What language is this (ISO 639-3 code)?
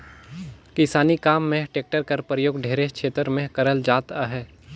hne